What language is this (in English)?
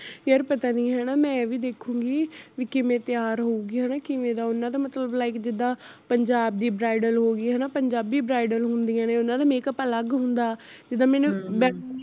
Punjabi